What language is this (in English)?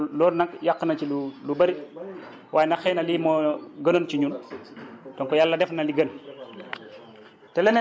Wolof